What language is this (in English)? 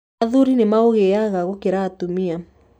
Kikuyu